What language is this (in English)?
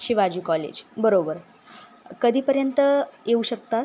Marathi